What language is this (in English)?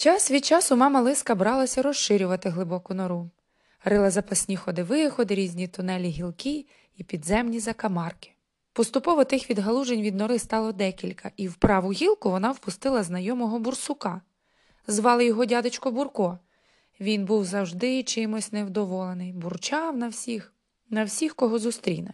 Ukrainian